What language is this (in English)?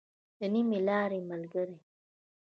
Pashto